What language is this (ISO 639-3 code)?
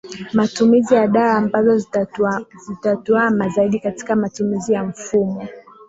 swa